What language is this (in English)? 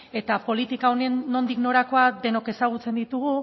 Basque